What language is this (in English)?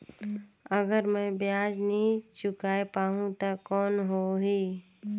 Chhattisgarhi